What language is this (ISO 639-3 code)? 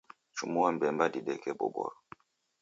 dav